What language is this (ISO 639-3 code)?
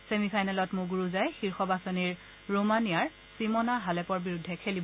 asm